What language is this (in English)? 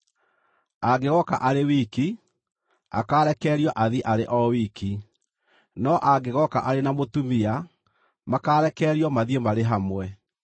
Kikuyu